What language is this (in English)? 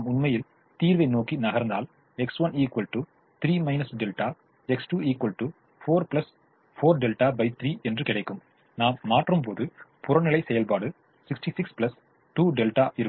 Tamil